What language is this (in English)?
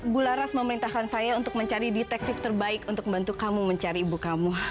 Indonesian